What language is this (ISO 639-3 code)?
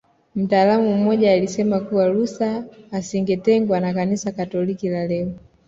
swa